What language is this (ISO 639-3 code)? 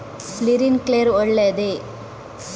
kan